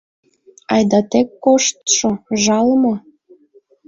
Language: Mari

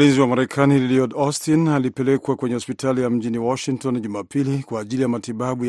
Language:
Swahili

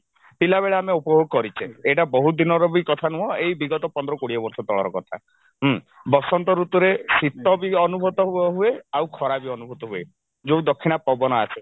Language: Odia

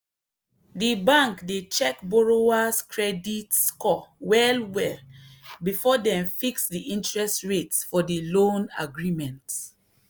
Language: Nigerian Pidgin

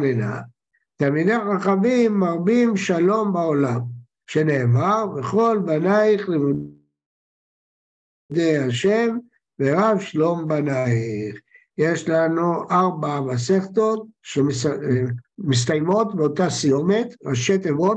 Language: Hebrew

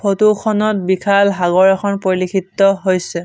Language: Assamese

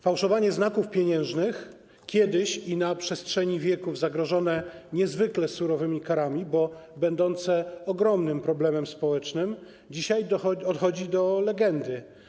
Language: Polish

